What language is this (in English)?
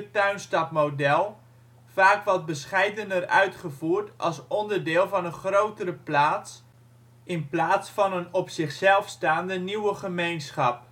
Dutch